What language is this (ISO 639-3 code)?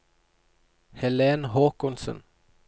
nor